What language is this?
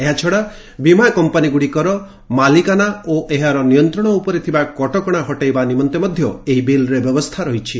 Odia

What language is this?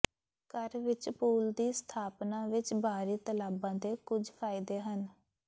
Punjabi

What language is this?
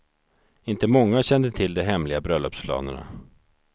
Swedish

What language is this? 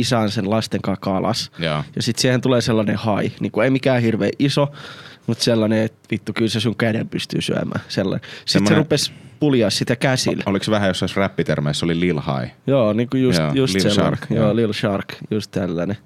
Finnish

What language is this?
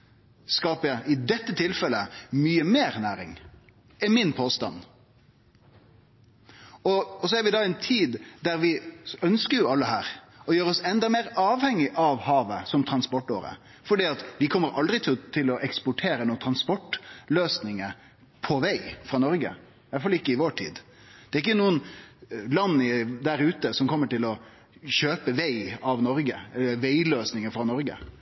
Norwegian Nynorsk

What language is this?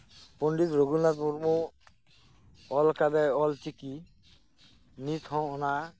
Santali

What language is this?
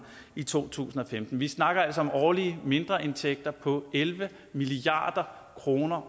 Danish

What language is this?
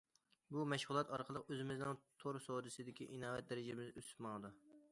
Uyghur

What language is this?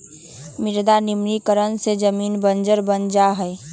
Magahi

